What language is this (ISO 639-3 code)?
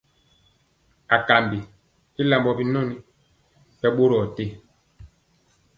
mcx